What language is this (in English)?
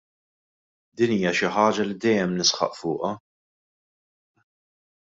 Maltese